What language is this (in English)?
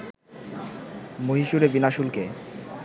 Bangla